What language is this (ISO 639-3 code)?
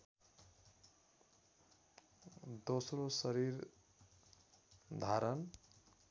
nep